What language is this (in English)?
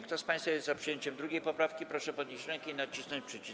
Polish